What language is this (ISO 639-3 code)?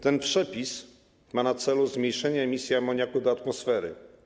pol